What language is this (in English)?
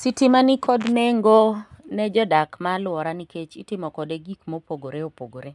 Luo (Kenya and Tanzania)